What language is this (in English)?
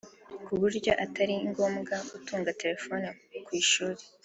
Kinyarwanda